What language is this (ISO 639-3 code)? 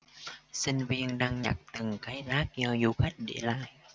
vie